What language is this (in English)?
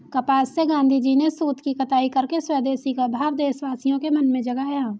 Hindi